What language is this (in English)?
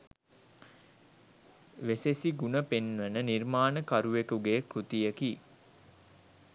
Sinhala